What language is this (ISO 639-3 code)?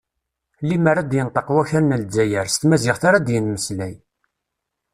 kab